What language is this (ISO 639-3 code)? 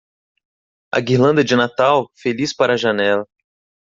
por